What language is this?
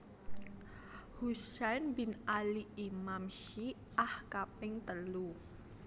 Javanese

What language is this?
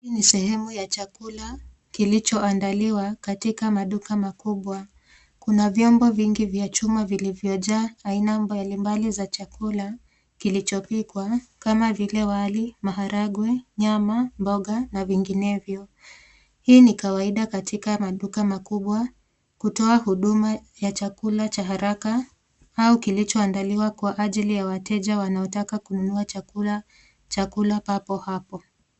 Swahili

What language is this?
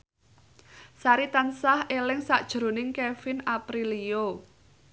Javanese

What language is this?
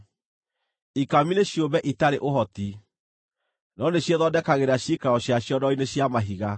Kikuyu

